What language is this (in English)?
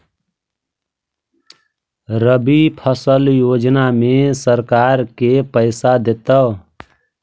Magahi